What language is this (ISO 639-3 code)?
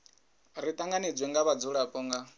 ven